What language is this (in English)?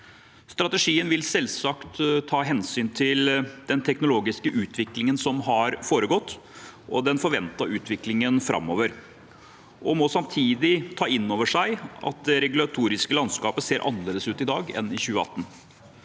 Norwegian